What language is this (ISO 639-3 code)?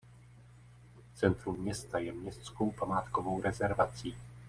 ces